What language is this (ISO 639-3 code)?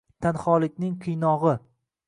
uzb